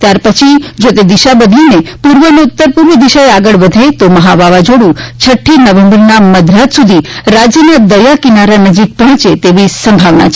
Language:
Gujarati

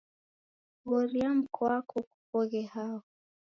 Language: Taita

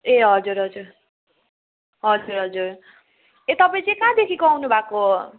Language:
Nepali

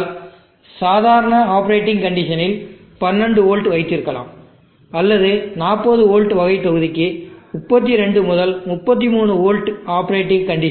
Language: Tamil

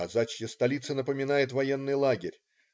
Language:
Russian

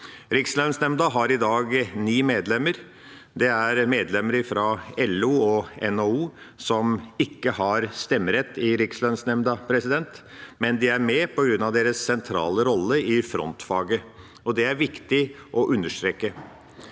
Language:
Norwegian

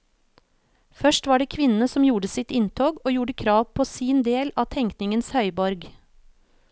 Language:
Norwegian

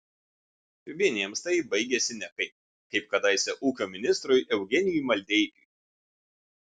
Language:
Lithuanian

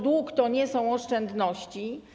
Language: Polish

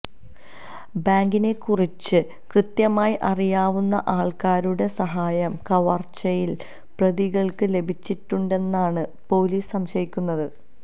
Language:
Malayalam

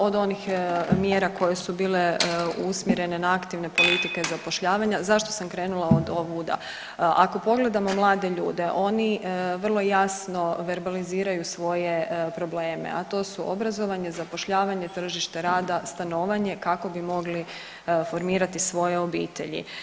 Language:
Croatian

